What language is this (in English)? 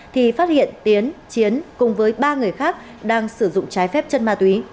Vietnamese